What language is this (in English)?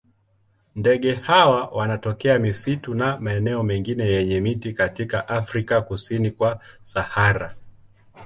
Swahili